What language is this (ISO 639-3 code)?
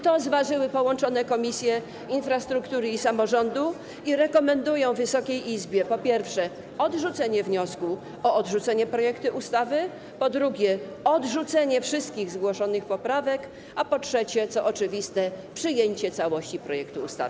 pol